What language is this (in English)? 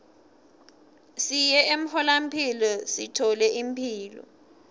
Swati